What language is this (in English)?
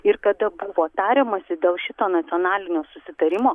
Lithuanian